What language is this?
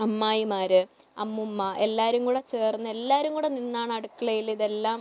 Malayalam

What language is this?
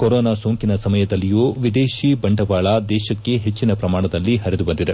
Kannada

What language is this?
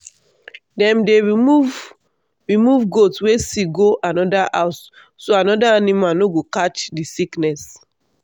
Nigerian Pidgin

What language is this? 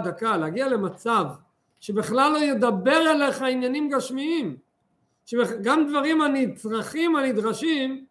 Hebrew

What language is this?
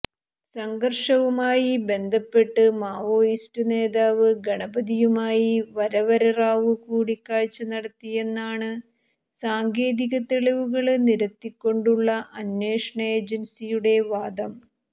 Malayalam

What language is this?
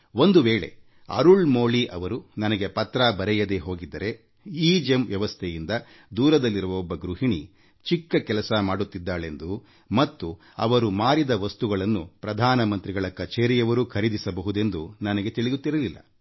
Kannada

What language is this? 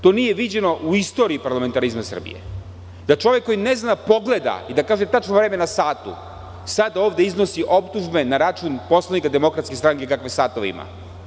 Serbian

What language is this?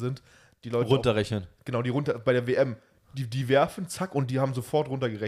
German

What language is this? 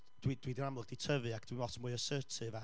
Welsh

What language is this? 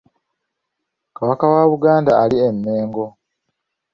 Ganda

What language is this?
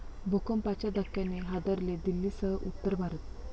Marathi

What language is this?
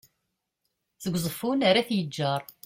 Kabyle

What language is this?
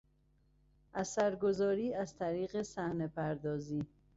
Persian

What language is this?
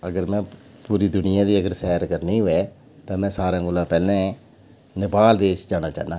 Dogri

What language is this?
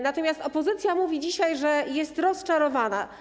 Polish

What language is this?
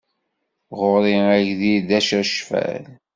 Kabyle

